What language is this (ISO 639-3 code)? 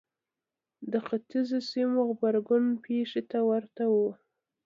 pus